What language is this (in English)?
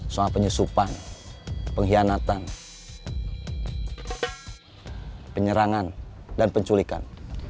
Indonesian